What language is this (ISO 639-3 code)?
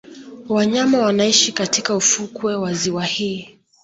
swa